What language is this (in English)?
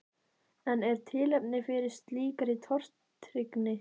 Icelandic